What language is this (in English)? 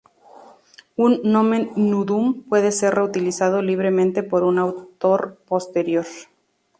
Spanish